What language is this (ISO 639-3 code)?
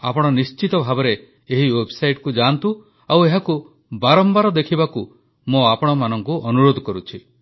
ori